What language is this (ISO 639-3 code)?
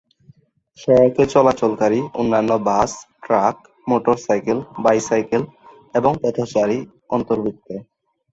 ben